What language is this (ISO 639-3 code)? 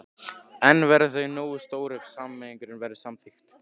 isl